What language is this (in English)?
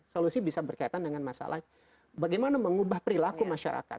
Indonesian